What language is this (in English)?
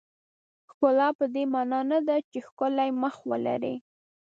Pashto